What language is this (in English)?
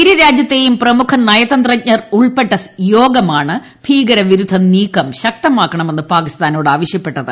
Malayalam